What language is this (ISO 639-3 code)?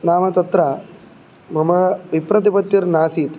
san